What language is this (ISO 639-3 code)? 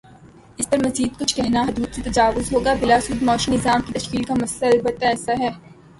urd